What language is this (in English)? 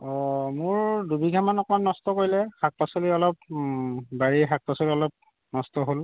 Assamese